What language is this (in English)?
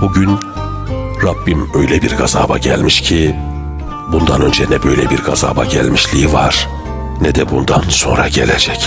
Turkish